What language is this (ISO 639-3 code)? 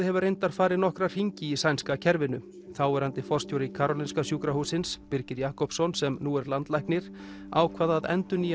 isl